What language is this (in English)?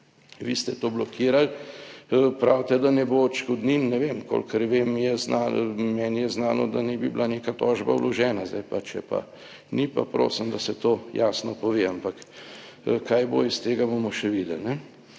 Slovenian